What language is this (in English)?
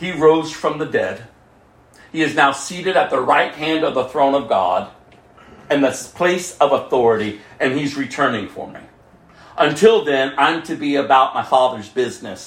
English